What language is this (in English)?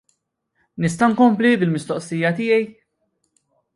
Maltese